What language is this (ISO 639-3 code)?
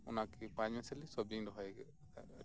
sat